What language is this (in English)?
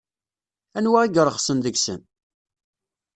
Kabyle